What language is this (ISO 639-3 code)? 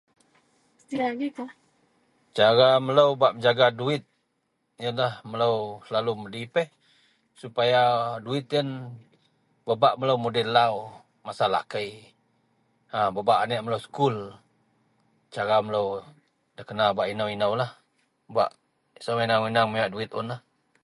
mel